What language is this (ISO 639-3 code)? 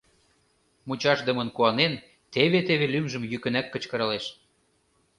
chm